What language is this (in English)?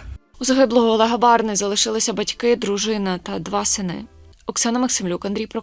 Ukrainian